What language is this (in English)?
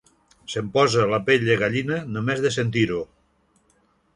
Catalan